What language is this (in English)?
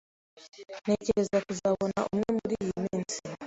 Kinyarwanda